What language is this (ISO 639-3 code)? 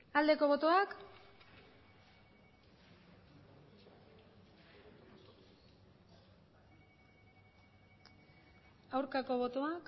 eus